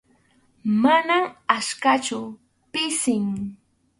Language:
Arequipa-La Unión Quechua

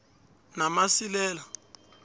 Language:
South Ndebele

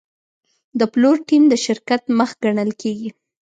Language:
Pashto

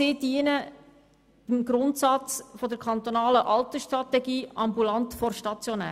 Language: Swiss German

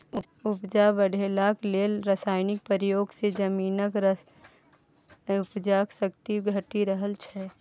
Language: Maithili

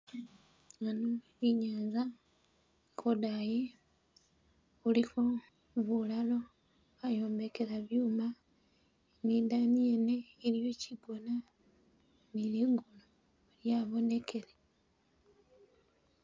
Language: Masaaba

